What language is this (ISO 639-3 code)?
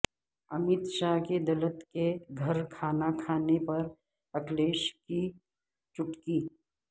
urd